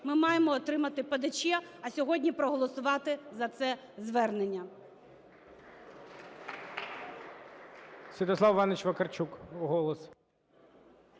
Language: Ukrainian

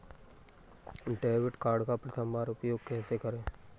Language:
Hindi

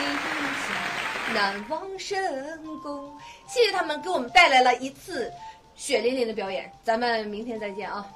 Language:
Chinese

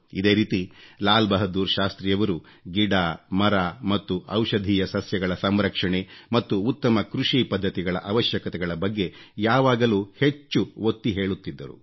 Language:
Kannada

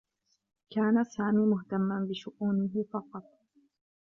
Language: Arabic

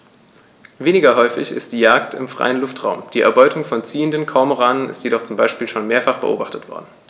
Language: German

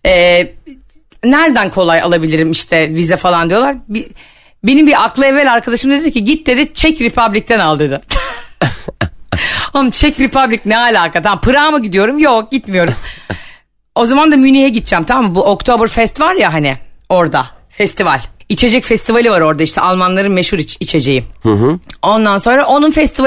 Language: Turkish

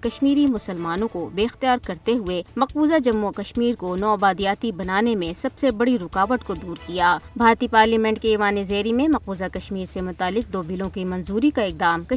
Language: Urdu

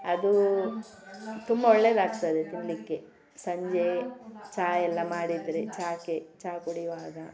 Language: Kannada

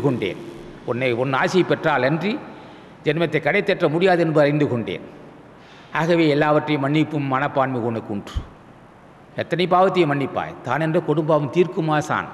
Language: Thai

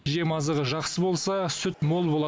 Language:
Kazakh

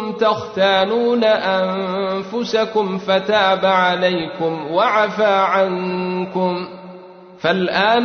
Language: Arabic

